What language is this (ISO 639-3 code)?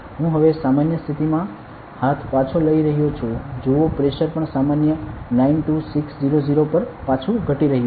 guj